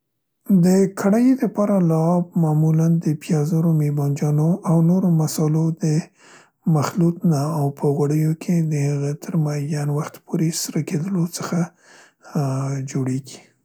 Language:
Central Pashto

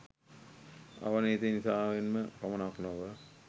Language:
Sinhala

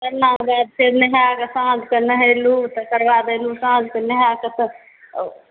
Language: Maithili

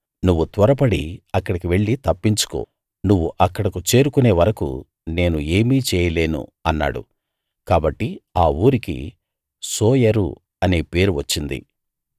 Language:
Telugu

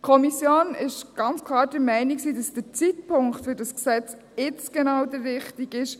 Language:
Swiss German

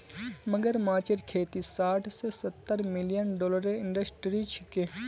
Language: Magahi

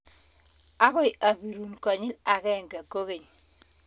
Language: Kalenjin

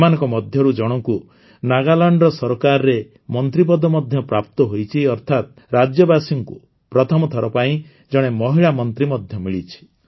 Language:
Odia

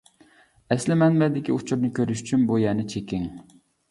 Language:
Uyghur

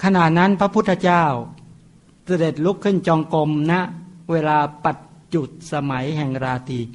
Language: Thai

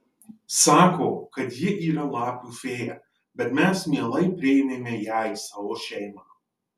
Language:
Lithuanian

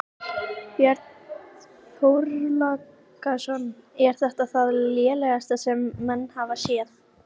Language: Icelandic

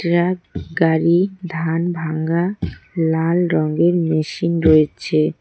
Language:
Bangla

